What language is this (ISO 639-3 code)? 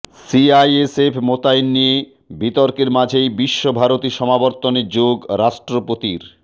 ben